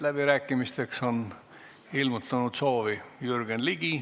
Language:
Estonian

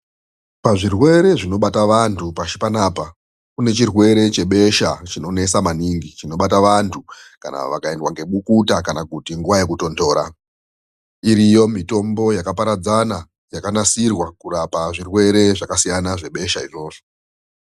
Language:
Ndau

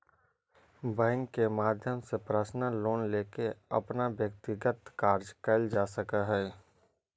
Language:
Magahi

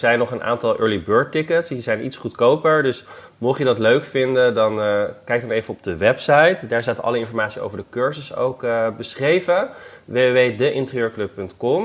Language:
Dutch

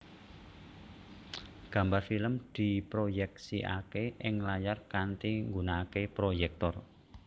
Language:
Javanese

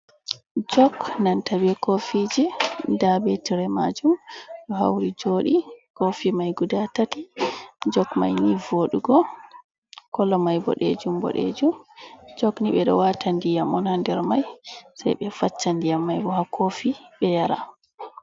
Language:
Fula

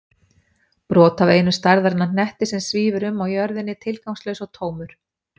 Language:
Icelandic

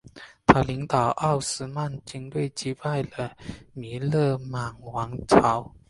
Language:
Chinese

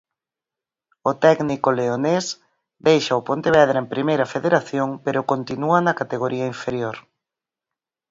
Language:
Galician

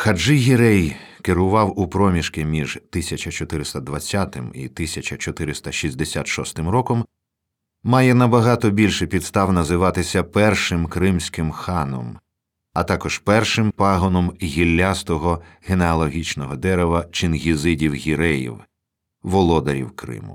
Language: Ukrainian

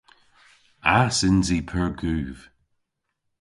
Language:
Cornish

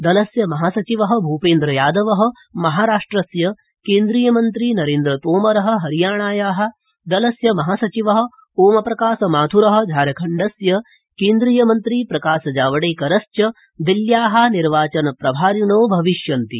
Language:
Sanskrit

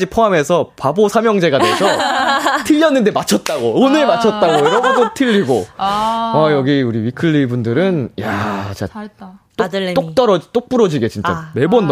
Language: Korean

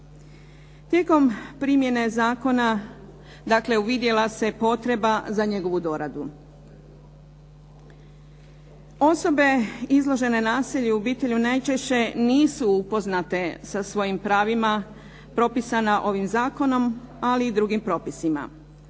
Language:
Croatian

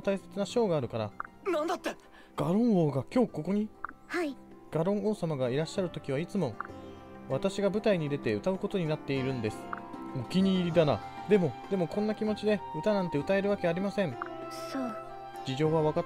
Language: Japanese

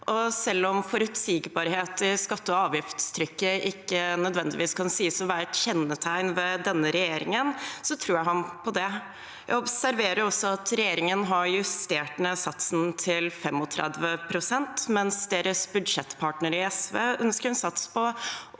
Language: Norwegian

